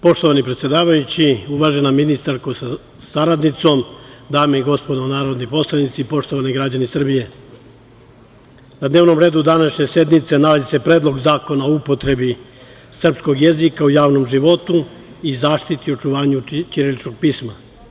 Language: Serbian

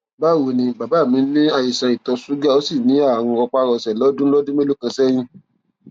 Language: Yoruba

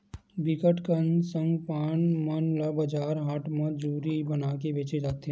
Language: Chhattisgarhi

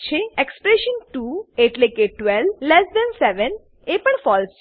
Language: Gujarati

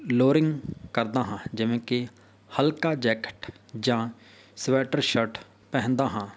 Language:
Punjabi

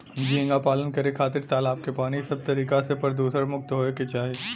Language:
Bhojpuri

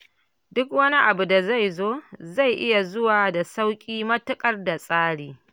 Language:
Hausa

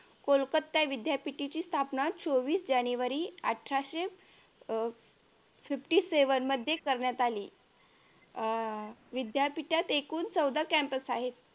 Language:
Marathi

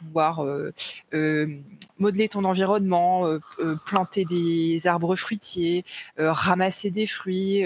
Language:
French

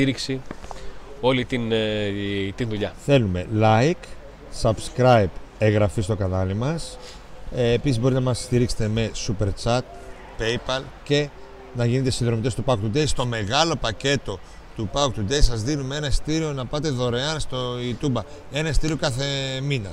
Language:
Greek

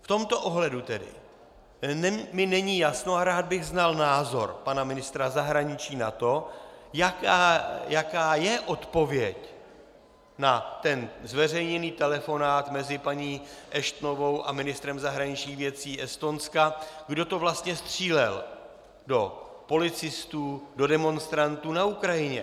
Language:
Czech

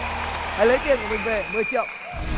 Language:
Vietnamese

